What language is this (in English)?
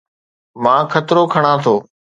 Sindhi